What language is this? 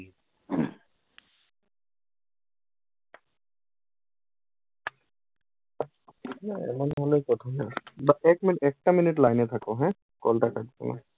Bangla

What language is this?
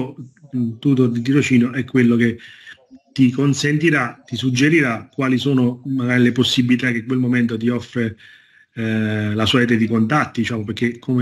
Italian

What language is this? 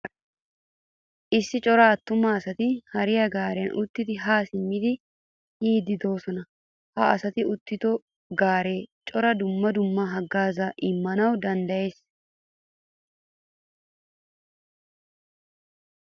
Wolaytta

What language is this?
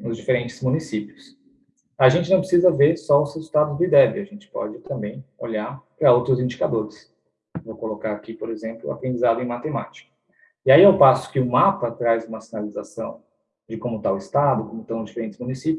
Portuguese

